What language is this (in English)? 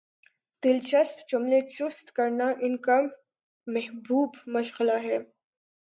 Urdu